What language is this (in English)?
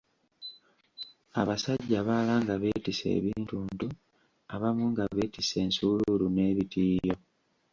Ganda